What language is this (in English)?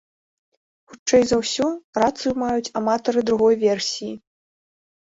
Belarusian